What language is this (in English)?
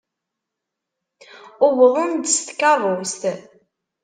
Kabyle